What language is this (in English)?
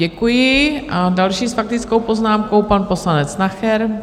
Czech